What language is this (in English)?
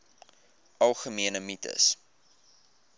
Afrikaans